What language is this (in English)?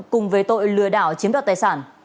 Vietnamese